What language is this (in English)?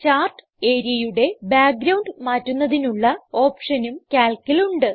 Malayalam